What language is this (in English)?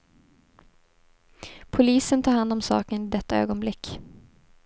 Swedish